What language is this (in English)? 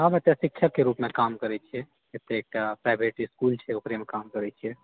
Maithili